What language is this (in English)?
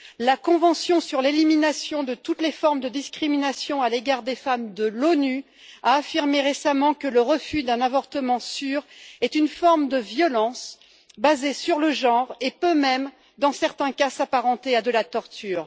French